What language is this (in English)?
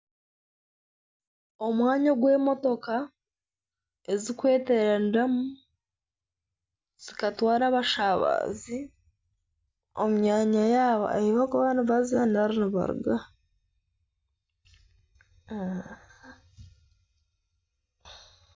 Nyankole